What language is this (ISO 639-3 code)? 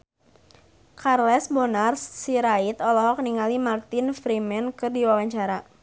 sun